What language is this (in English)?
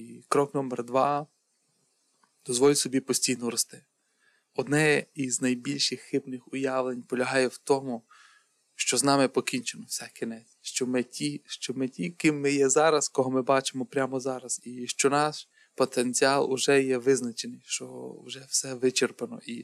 Ukrainian